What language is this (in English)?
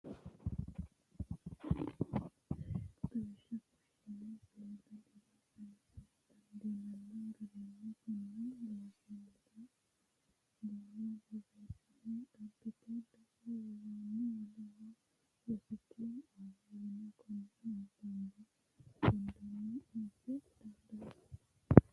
Sidamo